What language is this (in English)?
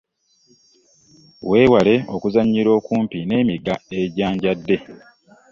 Ganda